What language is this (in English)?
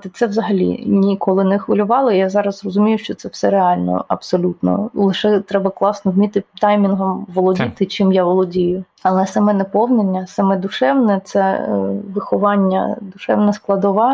Ukrainian